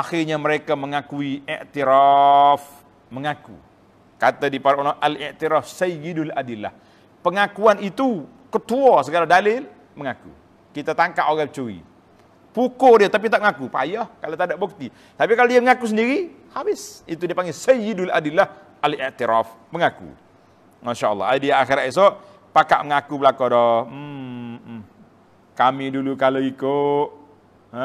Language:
Malay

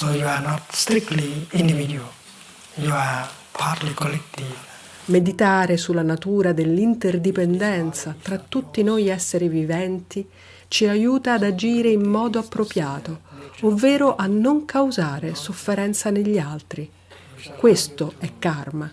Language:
Italian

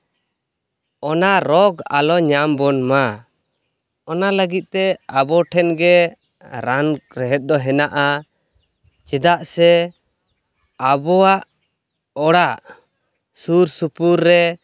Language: Santali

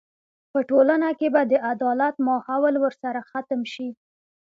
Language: Pashto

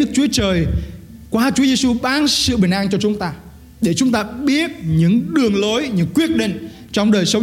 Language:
Vietnamese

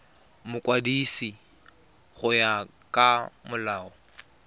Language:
Tswana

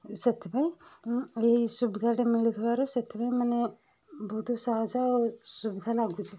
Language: Odia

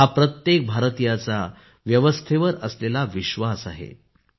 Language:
Marathi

